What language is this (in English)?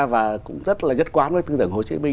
Vietnamese